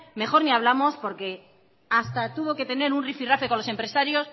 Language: Spanish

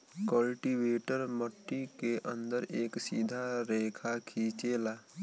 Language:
Bhojpuri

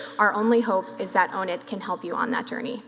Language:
English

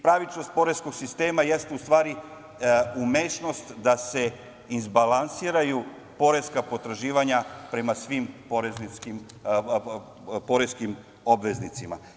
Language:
Serbian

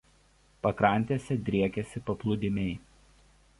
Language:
Lithuanian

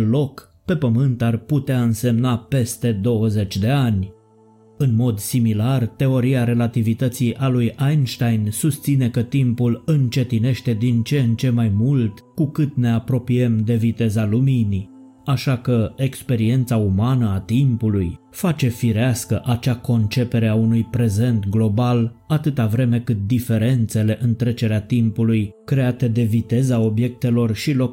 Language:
Romanian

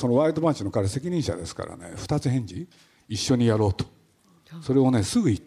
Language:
Japanese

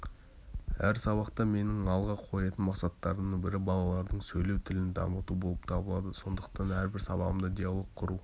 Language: Kazakh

